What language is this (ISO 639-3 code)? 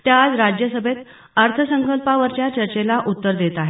mar